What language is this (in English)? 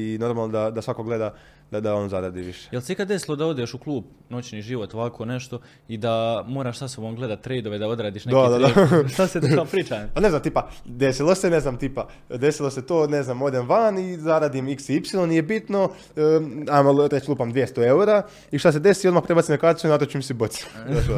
Croatian